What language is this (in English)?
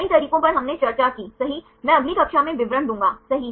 Hindi